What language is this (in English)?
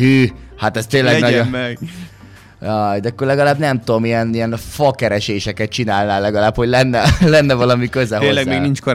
Hungarian